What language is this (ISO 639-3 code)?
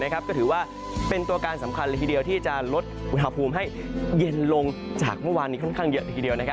tha